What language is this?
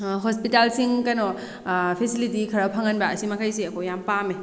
Manipuri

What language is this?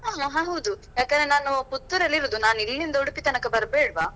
Kannada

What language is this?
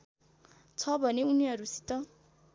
Nepali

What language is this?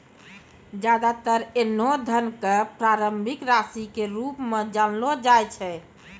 Maithili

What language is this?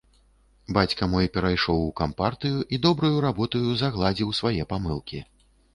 Belarusian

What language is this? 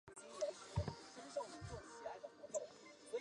Chinese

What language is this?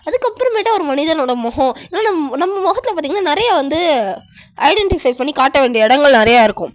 Tamil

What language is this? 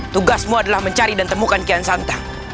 Indonesian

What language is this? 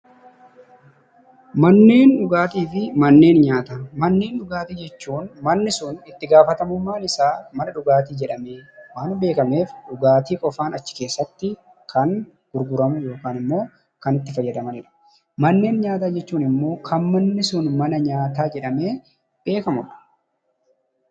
Oromo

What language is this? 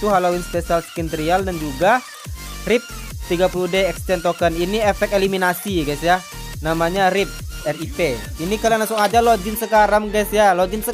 Indonesian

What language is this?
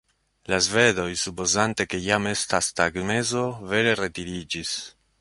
Esperanto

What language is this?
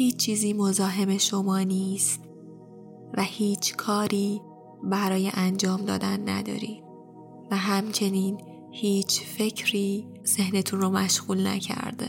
Persian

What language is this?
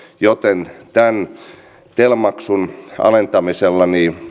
Finnish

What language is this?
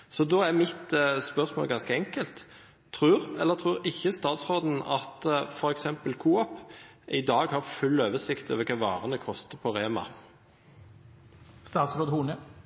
Norwegian Bokmål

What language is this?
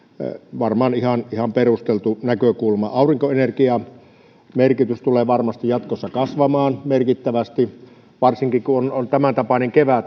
Finnish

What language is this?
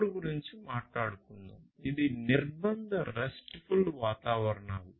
Telugu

